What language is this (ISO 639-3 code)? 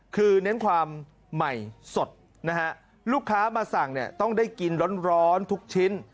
tha